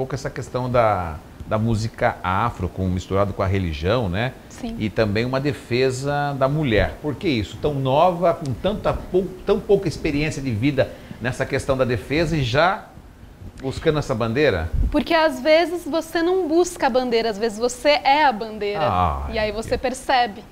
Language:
Portuguese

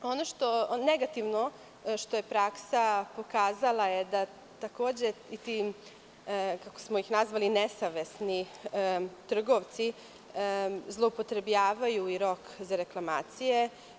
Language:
Serbian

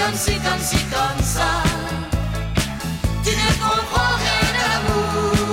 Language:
French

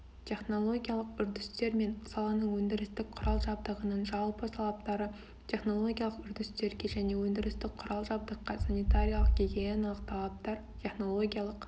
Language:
Kazakh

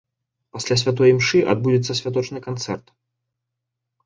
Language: Belarusian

